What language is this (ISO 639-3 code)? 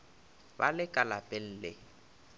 nso